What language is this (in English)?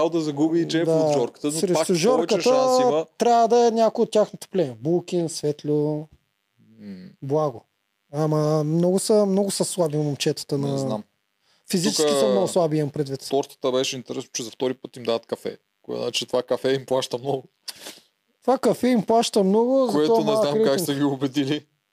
Bulgarian